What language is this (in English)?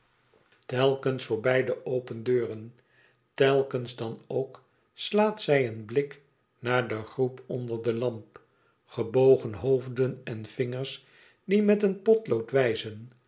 Dutch